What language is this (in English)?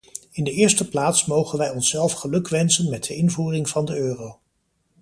Dutch